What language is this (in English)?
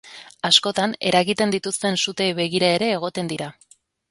Basque